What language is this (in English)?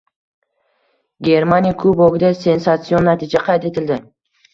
Uzbek